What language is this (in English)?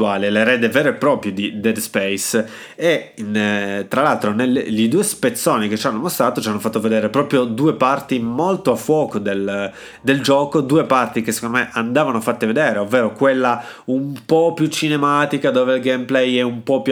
Italian